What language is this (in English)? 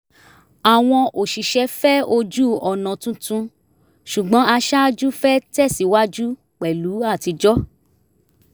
Yoruba